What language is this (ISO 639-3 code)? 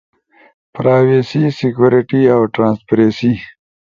ush